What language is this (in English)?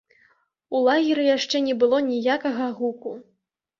Belarusian